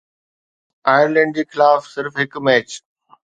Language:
Sindhi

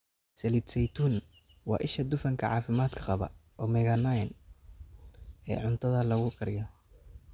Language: Somali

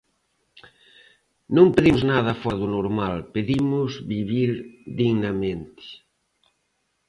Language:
Galician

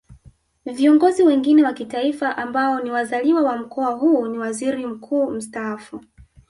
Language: Swahili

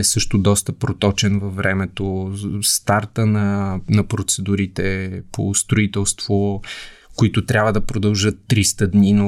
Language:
Bulgarian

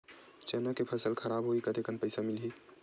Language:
Chhattisgarhi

